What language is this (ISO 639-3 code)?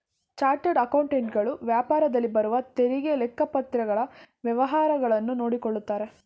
kan